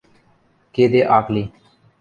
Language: Western Mari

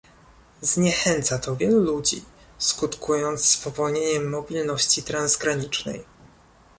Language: Polish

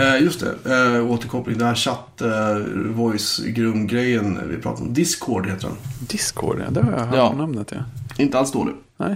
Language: Swedish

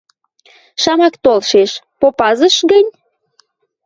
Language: Western Mari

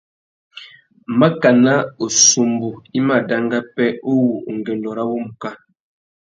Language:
Tuki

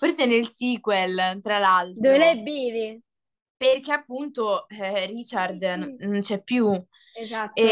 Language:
Italian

